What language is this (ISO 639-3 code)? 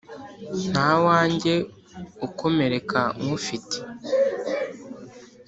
kin